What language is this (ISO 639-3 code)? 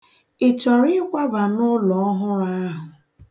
ibo